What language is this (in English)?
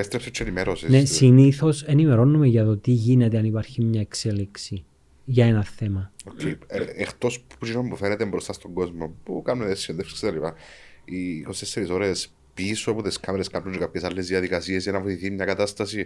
Greek